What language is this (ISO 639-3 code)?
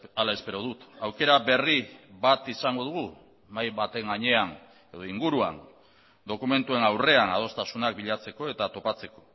eus